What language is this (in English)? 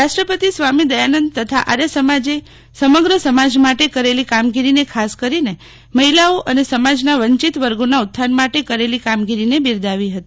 Gujarati